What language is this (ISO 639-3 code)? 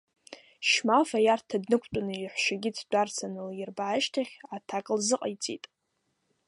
abk